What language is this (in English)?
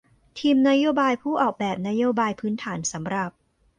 Thai